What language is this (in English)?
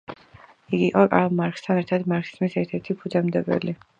Georgian